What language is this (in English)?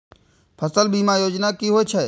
Maithili